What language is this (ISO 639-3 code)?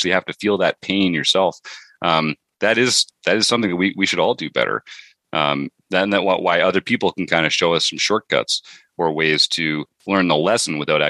eng